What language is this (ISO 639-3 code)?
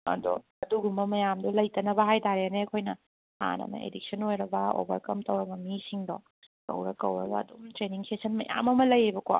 mni